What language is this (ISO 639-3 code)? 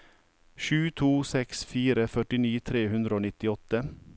nor